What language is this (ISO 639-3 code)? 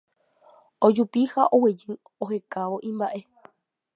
grn